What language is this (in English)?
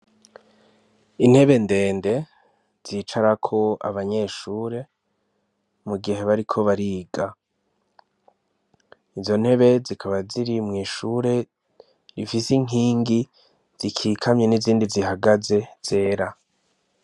Rundi